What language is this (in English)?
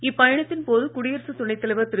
Tamil